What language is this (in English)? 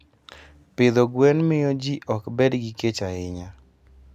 Luo (Kenya and Tanzania)